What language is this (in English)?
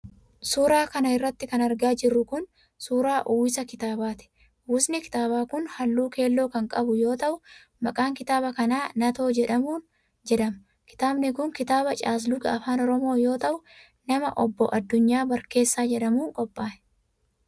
Oromo